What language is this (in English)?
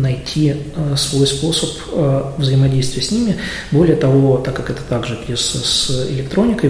Russian